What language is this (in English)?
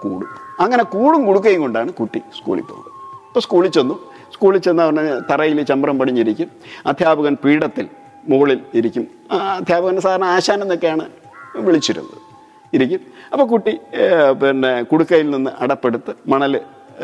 Malayalam